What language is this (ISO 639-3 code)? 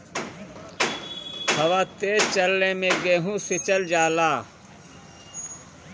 bho